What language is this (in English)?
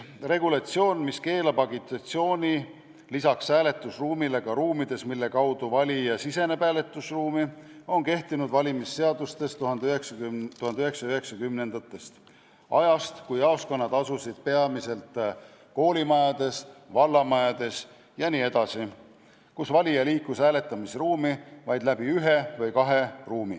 Estonian